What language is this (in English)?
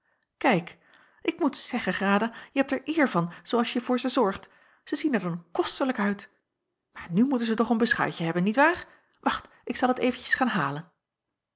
Dutch